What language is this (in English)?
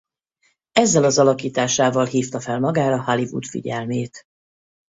Hungarian